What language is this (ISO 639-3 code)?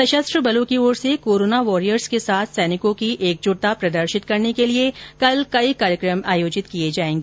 hin